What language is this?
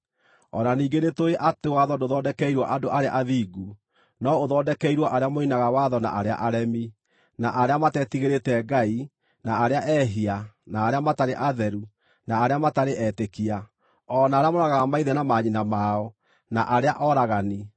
Kikuyu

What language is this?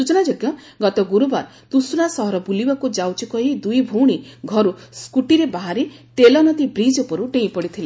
Odia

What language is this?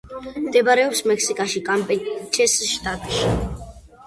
Georgian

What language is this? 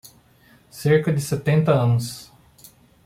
Portuguese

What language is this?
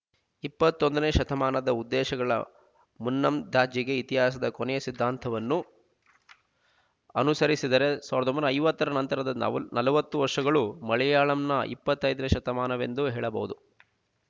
Kannada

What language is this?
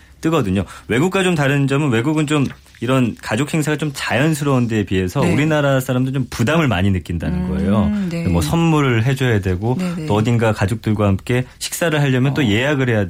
Korean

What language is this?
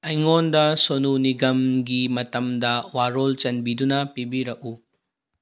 Manipuri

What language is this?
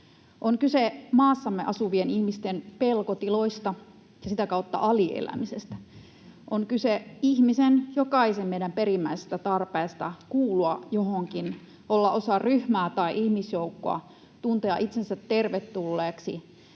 Finnish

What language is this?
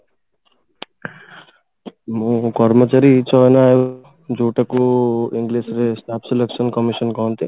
Odia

